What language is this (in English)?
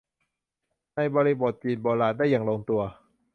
Thai